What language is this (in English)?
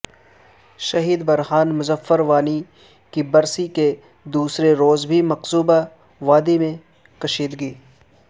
Urdu